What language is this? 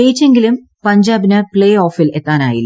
Malayalam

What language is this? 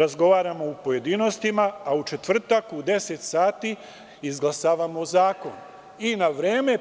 Serbian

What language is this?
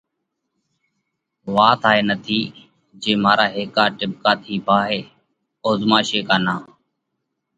Parkari Koli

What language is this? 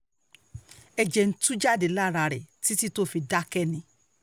Yoruba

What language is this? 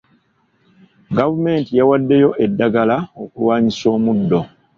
Ganda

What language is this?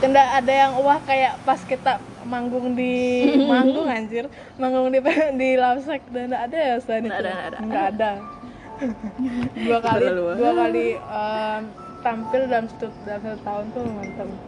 Indonesian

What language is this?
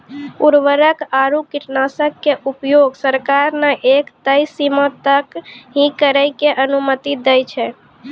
Maithili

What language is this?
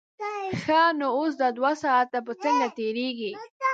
Pashto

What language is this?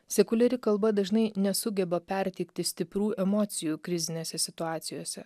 Lithuanian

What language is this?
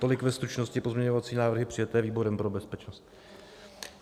Czech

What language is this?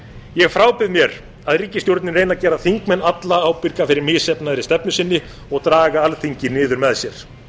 Icelandic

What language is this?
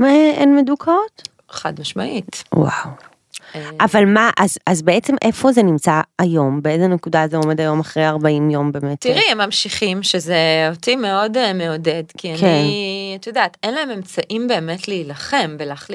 Hebrew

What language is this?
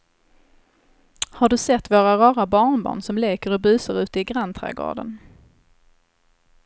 Swedish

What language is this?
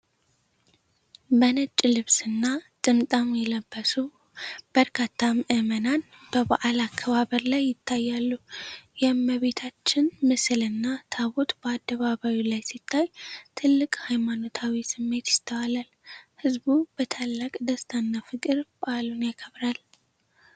Amharic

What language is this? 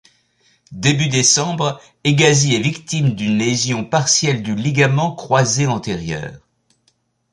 French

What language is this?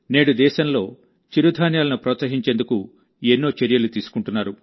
Telugu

